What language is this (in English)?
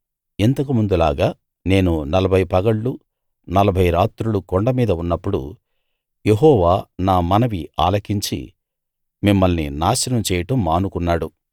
Telugu